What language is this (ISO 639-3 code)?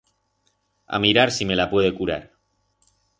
arg